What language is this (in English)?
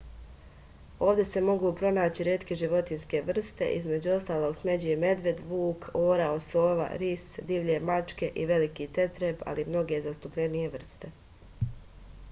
Serbian